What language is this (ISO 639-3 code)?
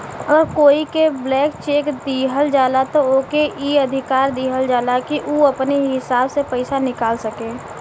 bho